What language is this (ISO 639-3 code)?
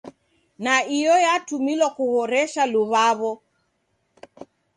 dav